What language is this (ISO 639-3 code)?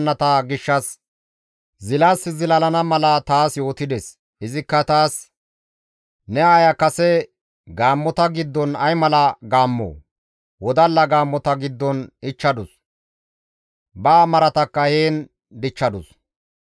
gmv